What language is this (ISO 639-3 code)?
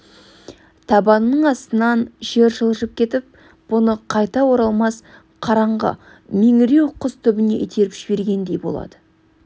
kaz